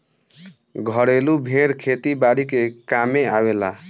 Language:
Bhojpuri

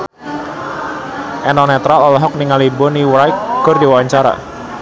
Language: Sundanese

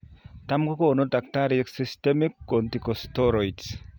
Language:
Kalenjin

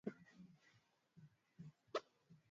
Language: Swahili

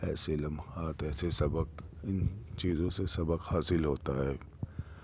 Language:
Urdu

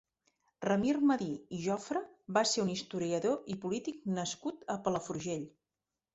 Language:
Catalan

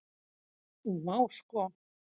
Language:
Icelandic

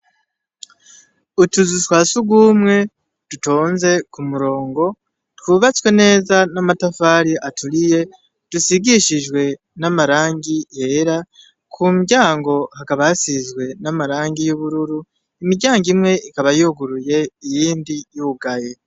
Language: Rundi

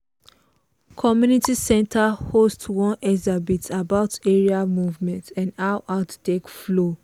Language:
Nigerian Pidgin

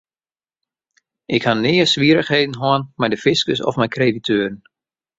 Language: Western Frisian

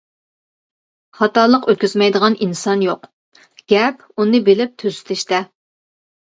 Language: Uyghur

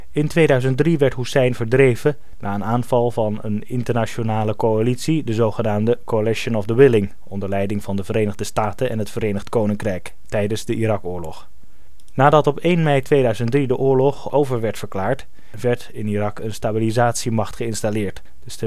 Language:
Dutch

